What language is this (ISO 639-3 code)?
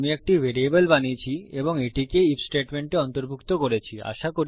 ben